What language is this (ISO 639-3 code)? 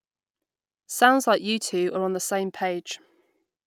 eng